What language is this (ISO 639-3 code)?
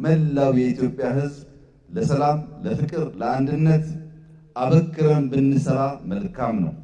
ara